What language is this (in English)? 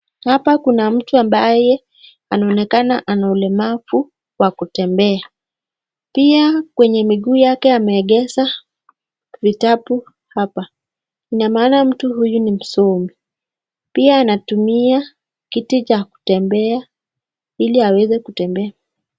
Swahili